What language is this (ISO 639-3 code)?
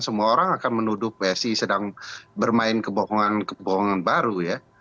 ind